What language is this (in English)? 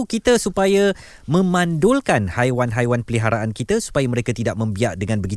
Malay